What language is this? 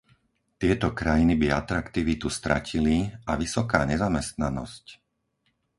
Slovak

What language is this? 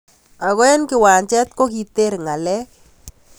Kalenjin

